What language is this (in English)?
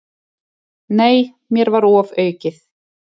Icelandic